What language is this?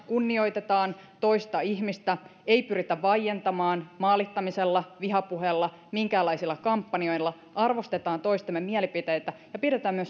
Finnish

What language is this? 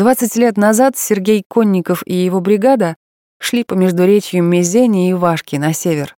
Russian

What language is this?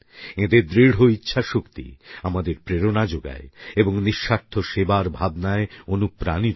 Bangla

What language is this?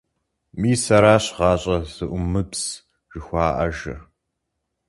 Kabardian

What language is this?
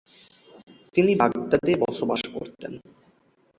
Bangla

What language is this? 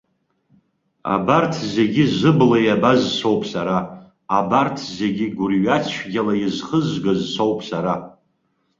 Abkhazian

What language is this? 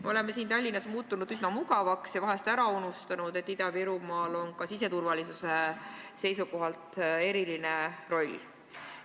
Estonian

